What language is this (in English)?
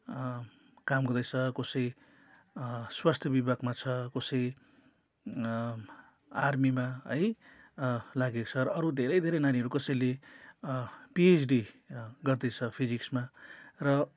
Nepali